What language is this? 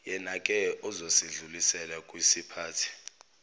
Zulu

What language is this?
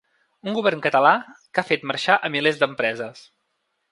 Catalan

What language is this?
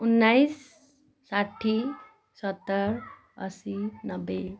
Nepali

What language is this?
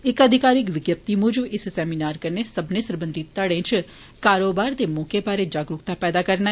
Dogri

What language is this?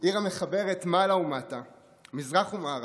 Hebrew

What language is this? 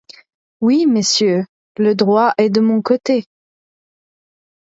French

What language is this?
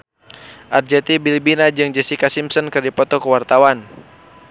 Sundanese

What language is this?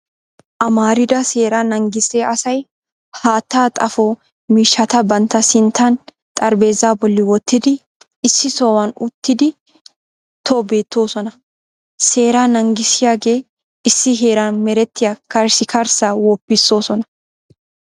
Wolaytta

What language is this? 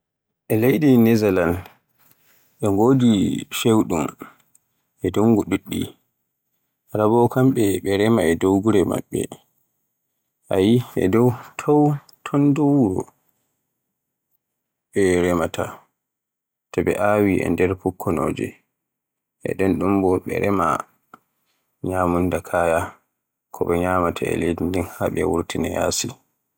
Borgu Fulfulde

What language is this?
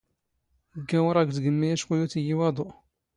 Standard Moroccan Tamazight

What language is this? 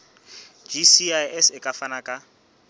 Southern Sotho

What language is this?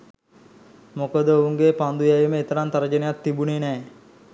Sinhala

